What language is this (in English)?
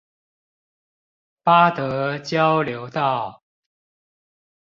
Chinese